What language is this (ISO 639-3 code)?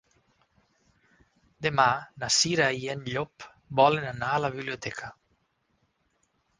cat